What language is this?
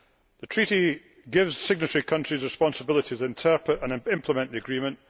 English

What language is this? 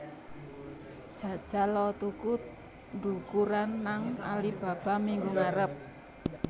Javanese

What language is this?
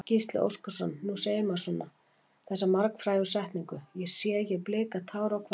Icelandic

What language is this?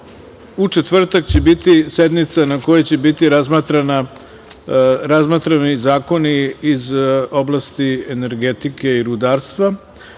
Serbian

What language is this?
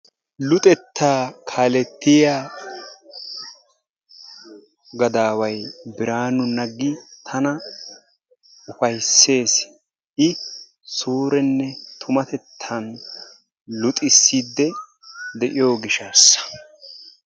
Wolaytta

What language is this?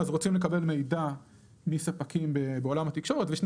Hebrew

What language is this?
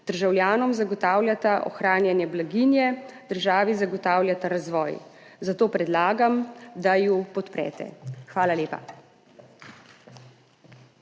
Slovenian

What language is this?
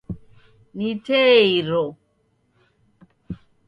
Taita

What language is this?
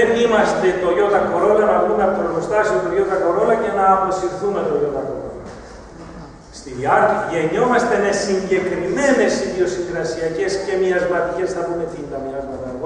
Greek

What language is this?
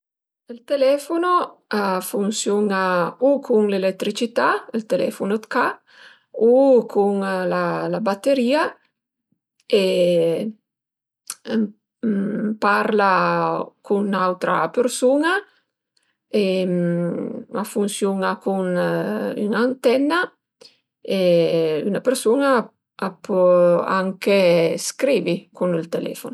Piedmontese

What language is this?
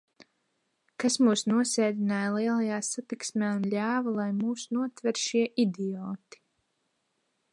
Latvian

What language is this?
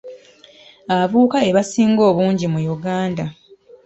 Ganda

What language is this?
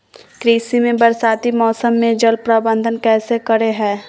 Magahi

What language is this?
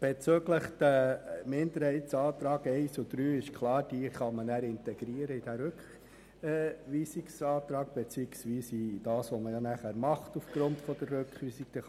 Swiss German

